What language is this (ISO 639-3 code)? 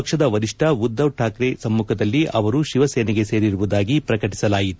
kan